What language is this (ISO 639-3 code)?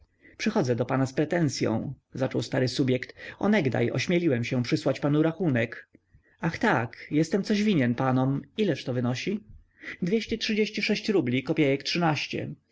pol